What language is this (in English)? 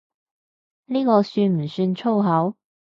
Cantonese